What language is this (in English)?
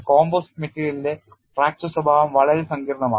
Malayalam